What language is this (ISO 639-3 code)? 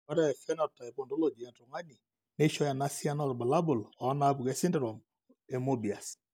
mas